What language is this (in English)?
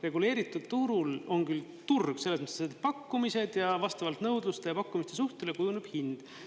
Estonian